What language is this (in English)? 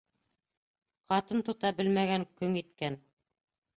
Bashkir